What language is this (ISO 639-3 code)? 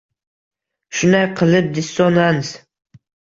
uzb